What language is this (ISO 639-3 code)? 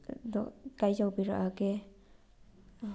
mni